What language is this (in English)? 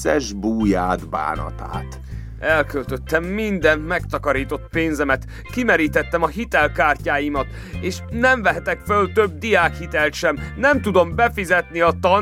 Hungarian